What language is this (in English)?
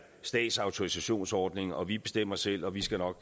Danish